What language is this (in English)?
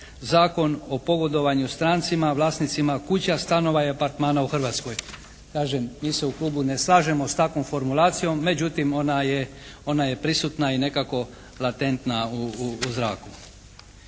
Croatian